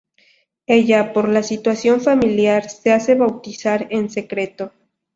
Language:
Spanish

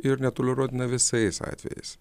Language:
Lithuanian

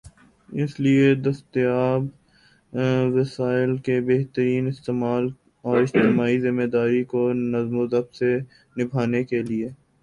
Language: Urdu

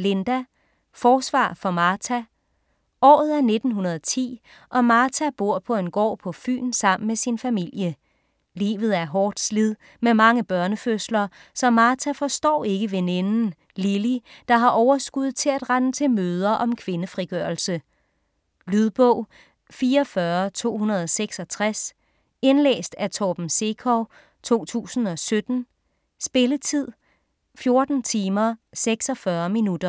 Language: Danish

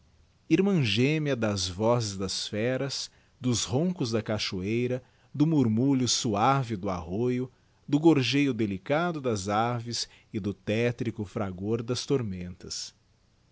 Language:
Portuguese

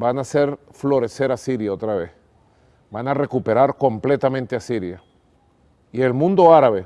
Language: Spanish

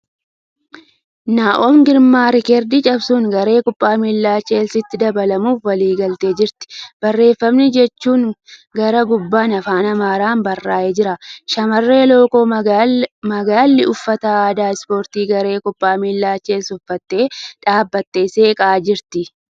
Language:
Oromo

